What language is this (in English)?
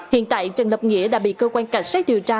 Vietnamese